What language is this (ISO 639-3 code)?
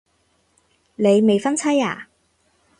yue